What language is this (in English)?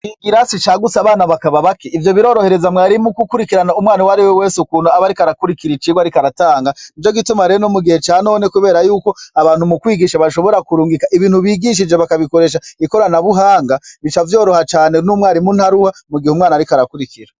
Rundi